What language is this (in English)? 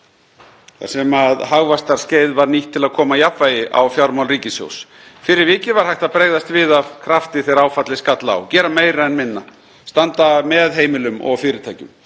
Icelandic